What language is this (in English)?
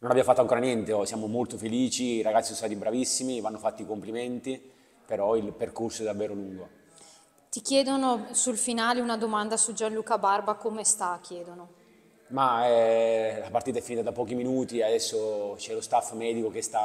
Italian